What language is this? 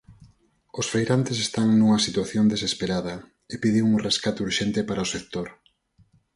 Galician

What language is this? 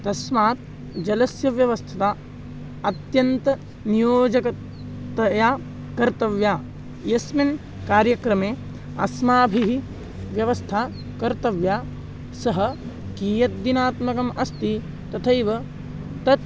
Sanskrit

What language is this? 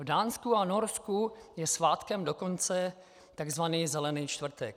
Czech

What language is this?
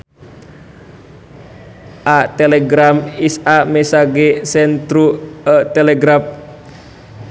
Sundanese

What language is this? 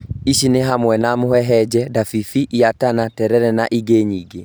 Kikuyu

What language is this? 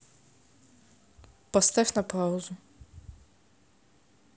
Russian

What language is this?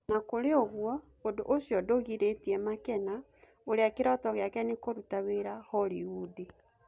Kikuyu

